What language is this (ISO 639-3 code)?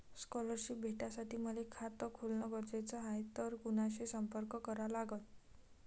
mar